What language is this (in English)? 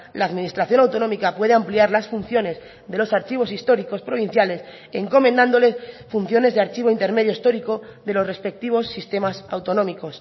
Spanish